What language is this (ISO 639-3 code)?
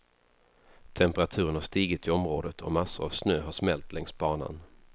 swe